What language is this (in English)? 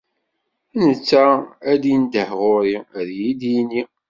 Kabyle